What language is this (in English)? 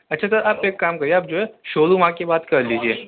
Urdu